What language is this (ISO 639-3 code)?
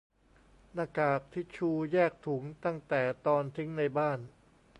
tha